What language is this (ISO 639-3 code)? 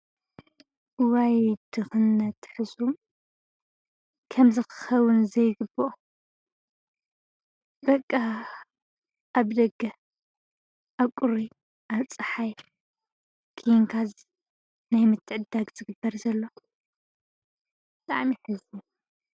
tir